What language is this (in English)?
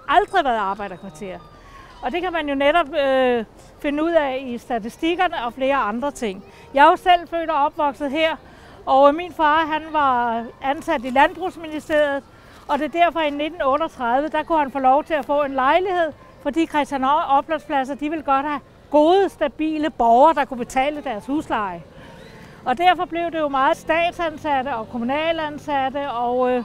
Danish